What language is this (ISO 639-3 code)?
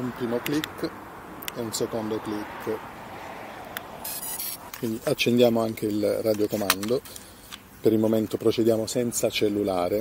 ita